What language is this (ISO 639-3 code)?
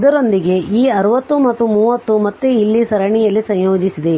kan